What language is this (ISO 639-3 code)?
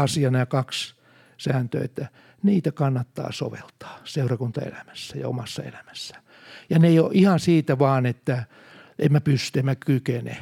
fin